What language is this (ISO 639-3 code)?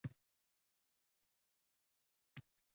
uzb